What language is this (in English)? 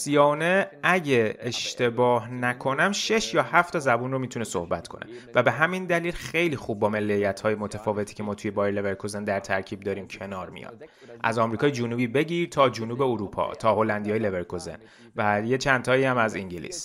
Persian